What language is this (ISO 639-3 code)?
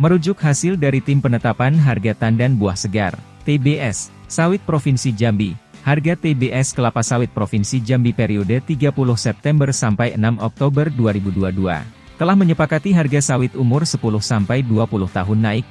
ind